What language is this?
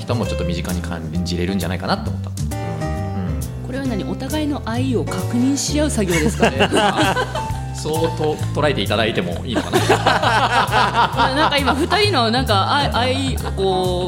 Japanese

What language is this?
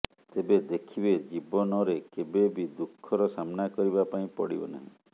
Odia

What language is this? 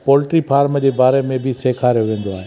Sindhi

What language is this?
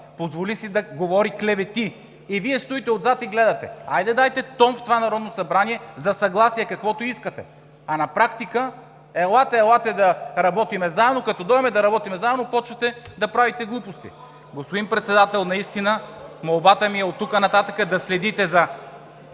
Bulgarian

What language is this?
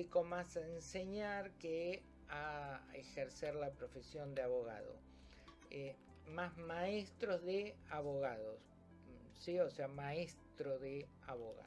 Spanish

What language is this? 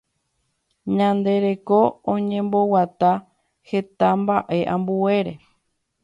Guarani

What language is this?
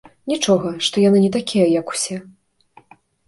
Belarusian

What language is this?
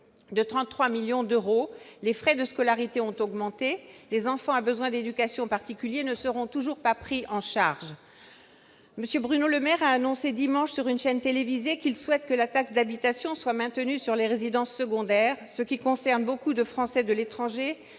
French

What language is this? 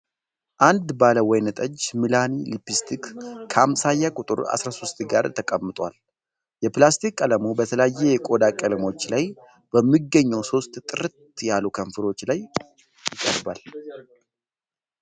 Amharic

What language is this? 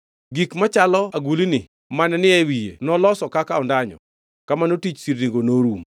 Luo (Kenya and Tanzania)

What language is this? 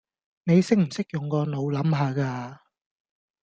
Cantonese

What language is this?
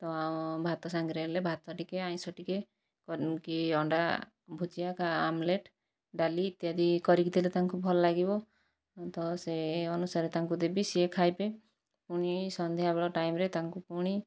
Odia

